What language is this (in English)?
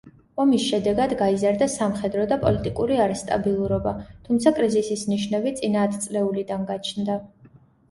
Georgian